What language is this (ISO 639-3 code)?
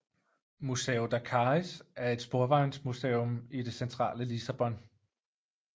dan